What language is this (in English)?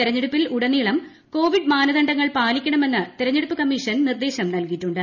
Malayalam